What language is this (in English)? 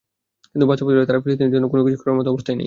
Bangla